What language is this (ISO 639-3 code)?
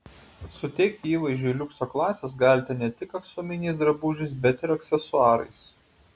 lit